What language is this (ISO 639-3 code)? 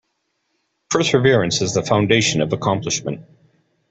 eng